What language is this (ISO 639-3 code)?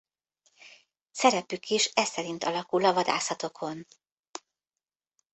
hun